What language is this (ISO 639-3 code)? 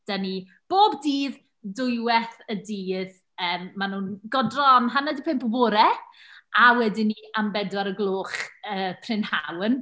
cym